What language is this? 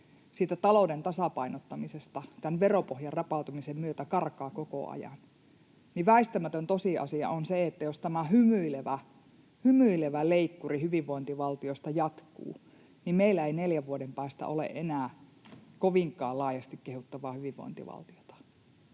Finnish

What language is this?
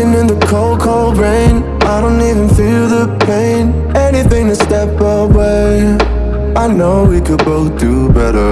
English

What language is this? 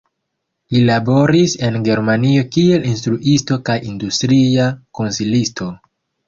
Esperanto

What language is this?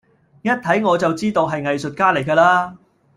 Cantonese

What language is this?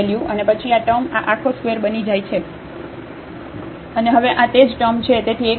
Gujarati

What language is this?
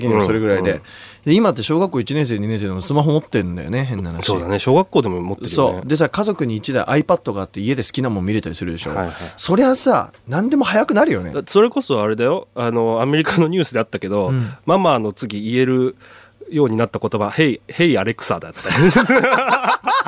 Japanese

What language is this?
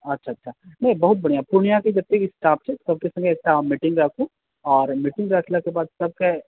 Maithili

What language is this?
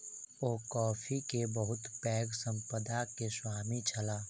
Maithili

